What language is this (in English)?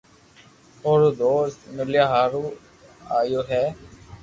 Loarki